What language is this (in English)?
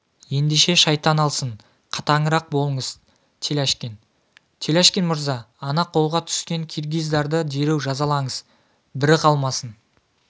Kazakh